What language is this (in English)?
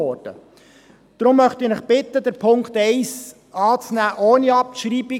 Swiss German